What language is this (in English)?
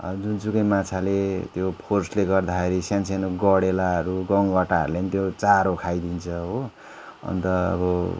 Nepali